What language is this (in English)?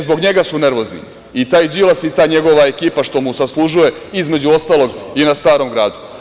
Serbian